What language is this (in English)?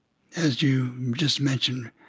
English